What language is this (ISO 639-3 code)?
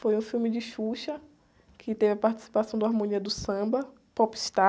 por